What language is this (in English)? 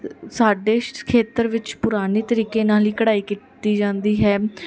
Punjabi